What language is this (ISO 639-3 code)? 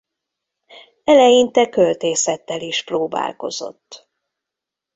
hun